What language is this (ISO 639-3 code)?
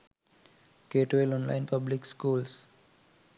sin